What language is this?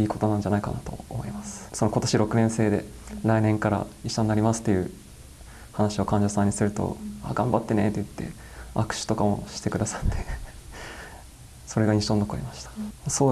Japanese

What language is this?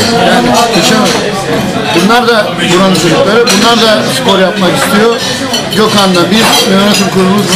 Turkish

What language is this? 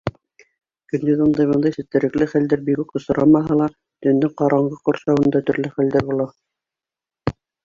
Bashkir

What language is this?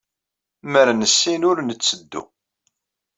Kabyle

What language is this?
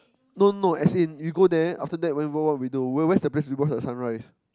English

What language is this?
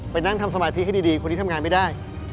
Thai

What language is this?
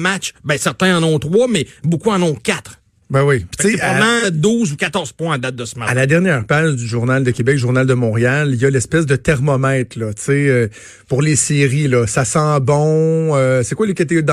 French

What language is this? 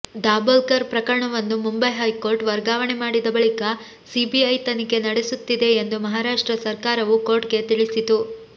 Kannada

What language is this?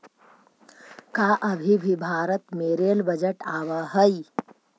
Magahi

